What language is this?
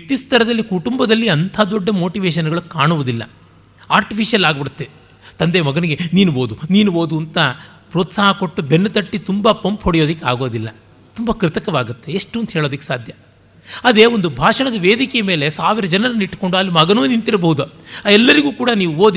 Kannada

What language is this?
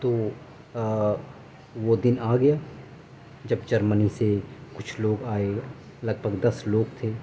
Urdu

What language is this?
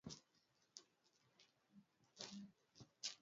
Swahili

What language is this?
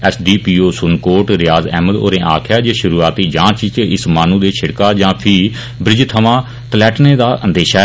Dogri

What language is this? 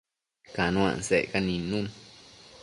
Matsés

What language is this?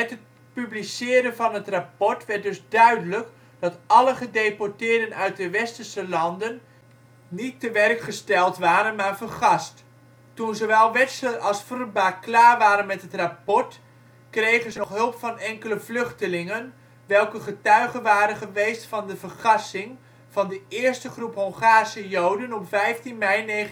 Dutch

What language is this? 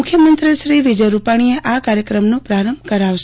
Gujarati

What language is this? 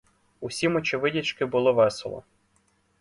Ukrainian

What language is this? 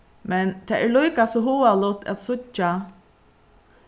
Faroese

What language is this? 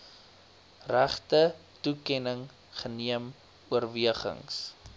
Afrikaans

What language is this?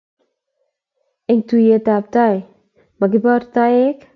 Kalenjin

